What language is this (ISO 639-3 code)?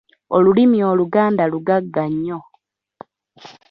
lug